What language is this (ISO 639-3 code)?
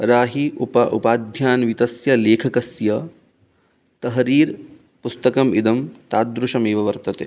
san